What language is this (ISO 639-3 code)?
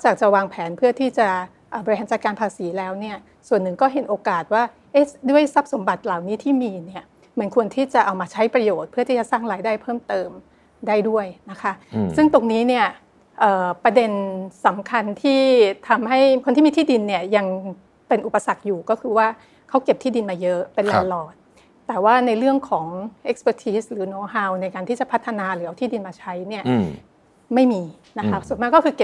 tha